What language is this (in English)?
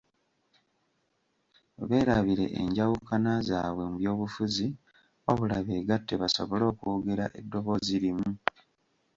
Ganda